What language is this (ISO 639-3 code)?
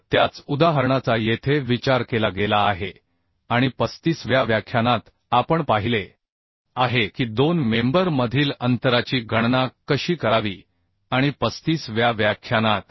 mar